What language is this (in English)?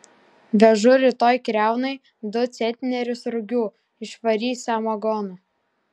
Lithuanian